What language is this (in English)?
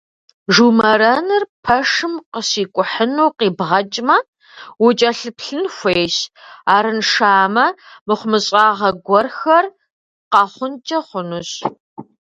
Kabardian